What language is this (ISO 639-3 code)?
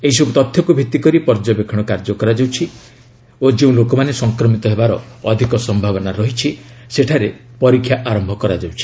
ori